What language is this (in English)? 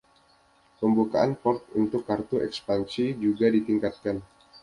Indonesian